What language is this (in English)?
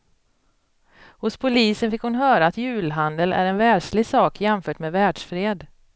Swedish